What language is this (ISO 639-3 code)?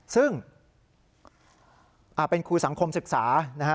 tha